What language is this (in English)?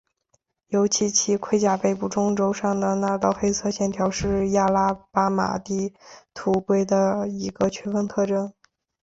Chinese